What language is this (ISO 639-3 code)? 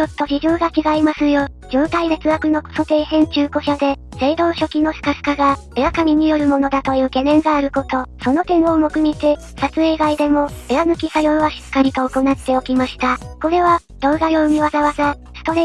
jpn